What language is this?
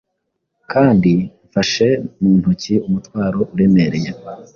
Kinyarwanda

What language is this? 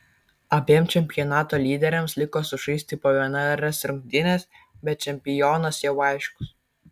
Lithuanian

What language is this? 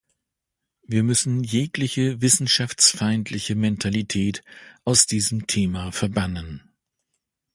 German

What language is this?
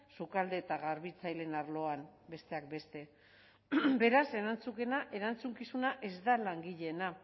Basque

